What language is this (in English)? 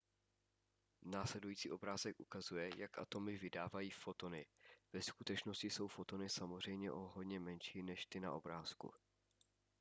Czech